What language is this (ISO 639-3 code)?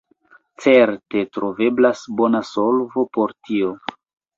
epo